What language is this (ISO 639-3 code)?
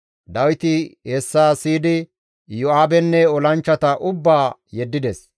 gmv